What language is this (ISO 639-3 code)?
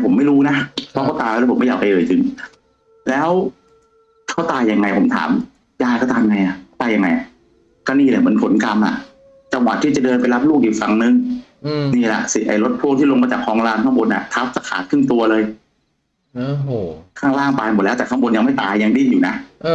tha